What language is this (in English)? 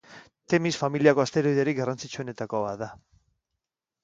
Basque